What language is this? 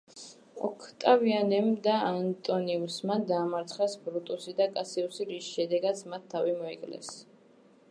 Georgian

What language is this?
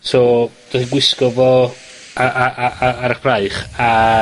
Welsh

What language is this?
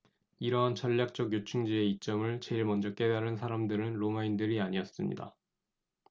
Korean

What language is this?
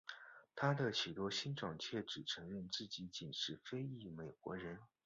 Chinese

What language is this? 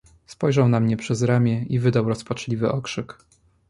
Polish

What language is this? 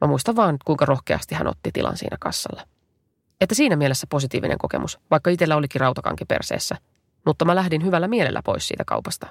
Finnish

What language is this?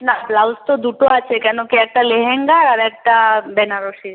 Bangla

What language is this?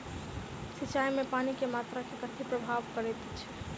Maithili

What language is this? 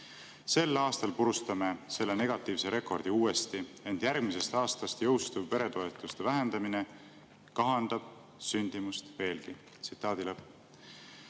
Estonian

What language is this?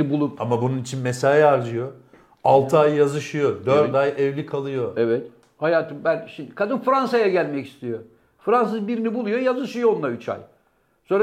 Turkish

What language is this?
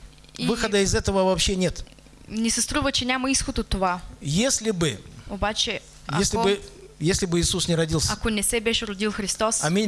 Russian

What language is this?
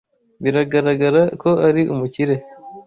Kinyarwanda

